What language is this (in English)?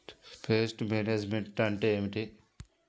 Telugu